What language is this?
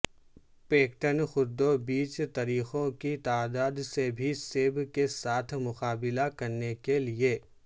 Urdu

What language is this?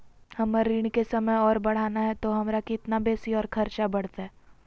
Magahi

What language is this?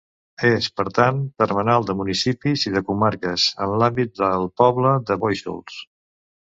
Catalan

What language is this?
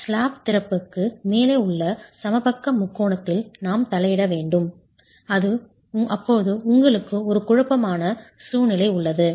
Tamil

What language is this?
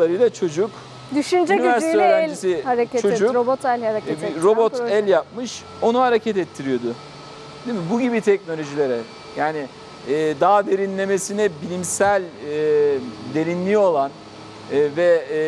Turkish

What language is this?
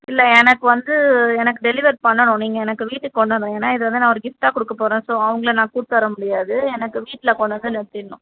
Tamil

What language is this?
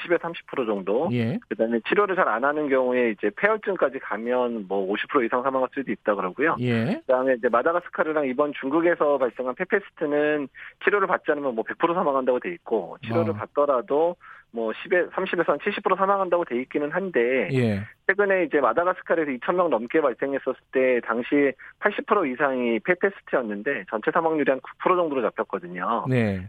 Korean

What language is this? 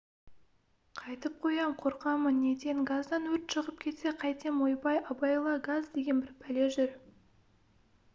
Kazakh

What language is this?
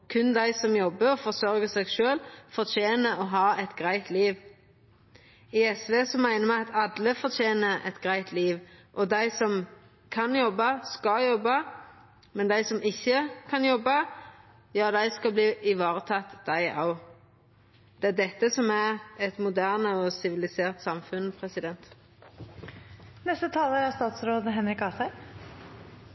Norwegian Nynorsk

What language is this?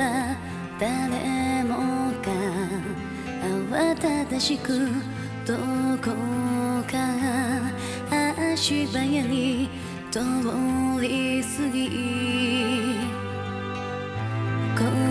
Japanese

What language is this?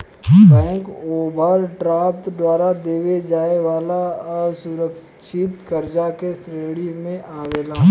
Bhojpuri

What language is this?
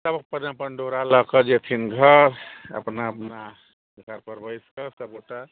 Maithili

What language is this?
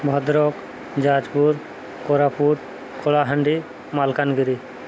Odia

